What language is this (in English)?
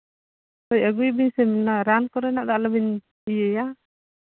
Santali